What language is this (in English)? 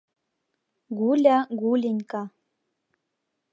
Mari